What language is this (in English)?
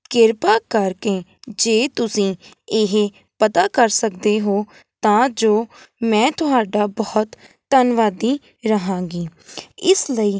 Punjabi